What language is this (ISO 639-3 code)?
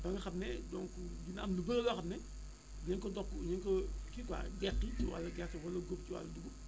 wol